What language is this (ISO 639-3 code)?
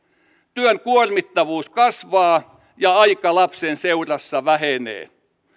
fin